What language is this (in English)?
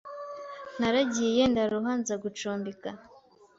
Kinyarwanda